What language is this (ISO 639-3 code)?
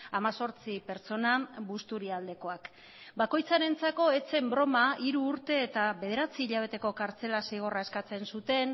eus